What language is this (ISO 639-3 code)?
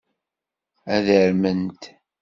kab